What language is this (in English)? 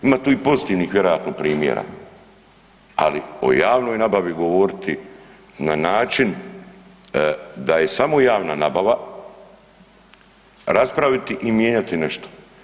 Croatian